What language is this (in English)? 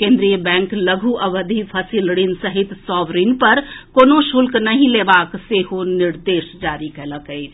Maithili